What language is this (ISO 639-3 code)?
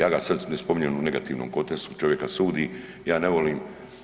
hrv